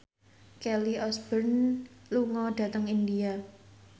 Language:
Javanese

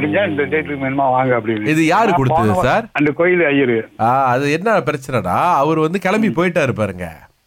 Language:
Tamil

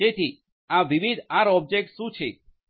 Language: Gujarati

